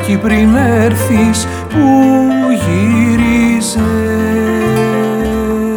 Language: Greek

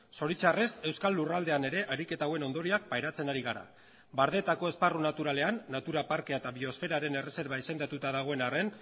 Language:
Basque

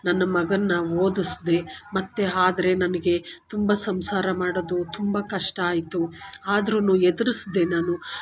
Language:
Kannada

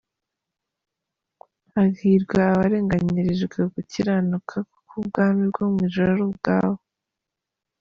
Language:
Kinyarwanda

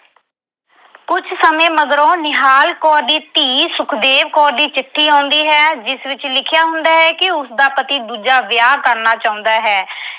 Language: Punjabi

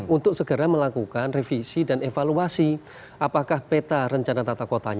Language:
Indonesian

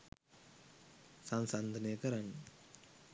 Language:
Sinhala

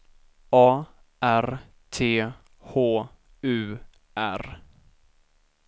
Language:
Swedish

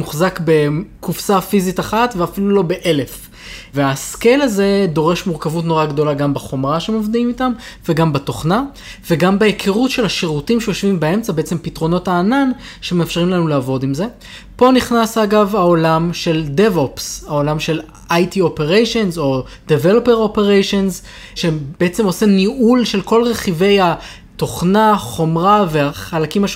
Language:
Hebrew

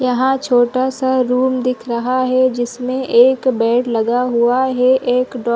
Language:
Hindi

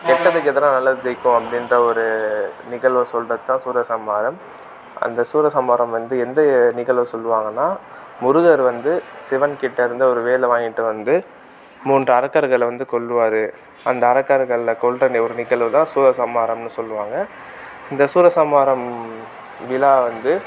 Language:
Tamil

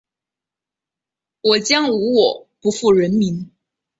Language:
Chinese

